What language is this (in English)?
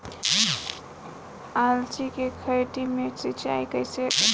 Bhojpuri